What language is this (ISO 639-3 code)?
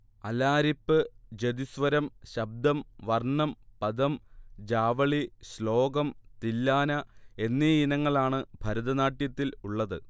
mal